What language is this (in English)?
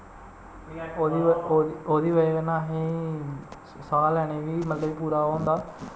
Dogri